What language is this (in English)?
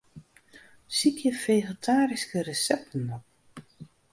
Western Frisian